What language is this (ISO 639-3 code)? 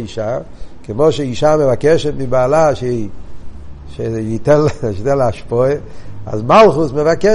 heb